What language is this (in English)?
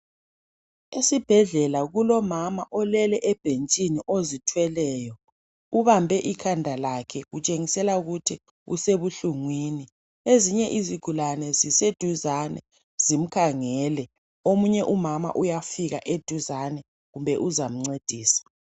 North Ndebele